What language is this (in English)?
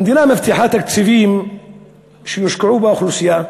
Hebrew